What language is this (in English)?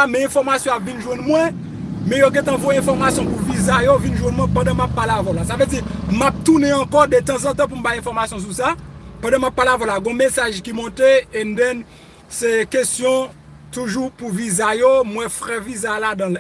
French